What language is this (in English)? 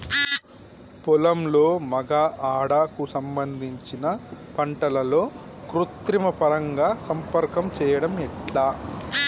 Telugu